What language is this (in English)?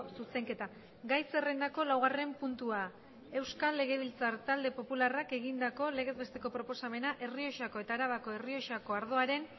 Basque